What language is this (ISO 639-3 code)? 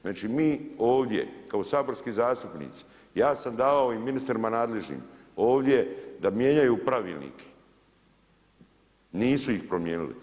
hrv